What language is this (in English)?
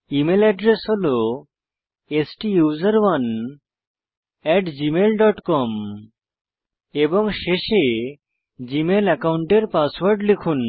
Bangla